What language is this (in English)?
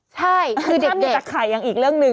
Thai